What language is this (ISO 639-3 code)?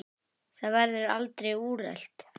isl